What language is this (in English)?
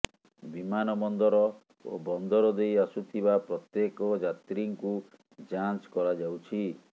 Odia